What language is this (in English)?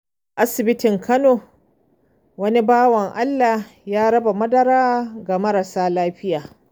Hausa